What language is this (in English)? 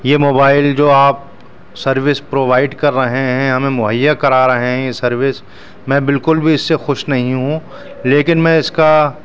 Urdu